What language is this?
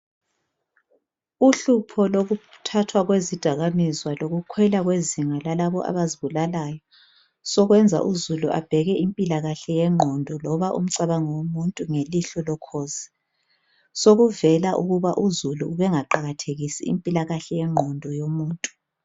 North Ndebele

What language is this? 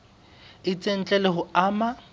Southern Sotho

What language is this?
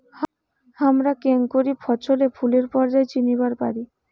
Bangla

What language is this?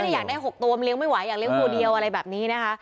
Thai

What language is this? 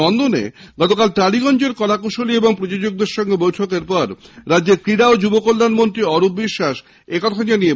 Bangla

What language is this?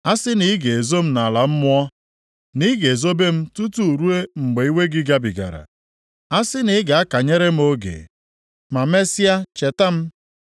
Igbo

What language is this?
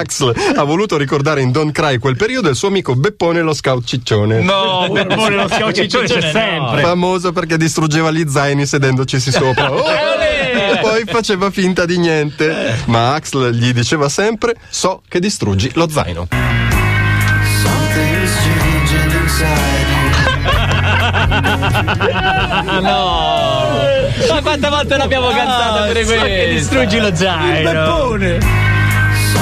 Italian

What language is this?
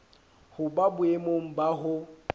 Southern Sotho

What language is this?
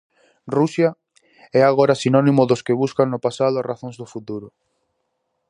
Galician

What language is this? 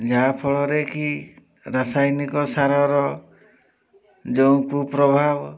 Odia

